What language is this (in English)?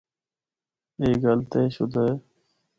Northern Hindko